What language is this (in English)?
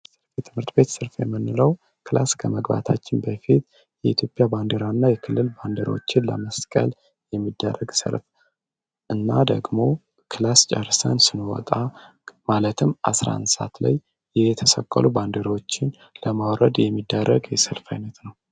Amharic